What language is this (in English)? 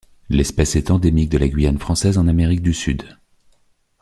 French